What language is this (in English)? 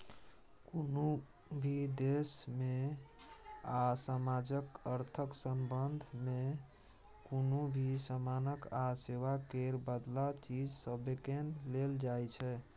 Maithili